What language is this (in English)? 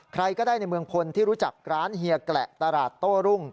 Thai